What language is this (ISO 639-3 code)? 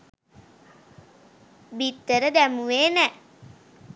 sin